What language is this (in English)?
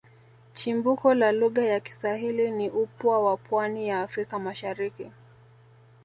Swahili